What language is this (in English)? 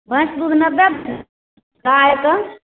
Maithili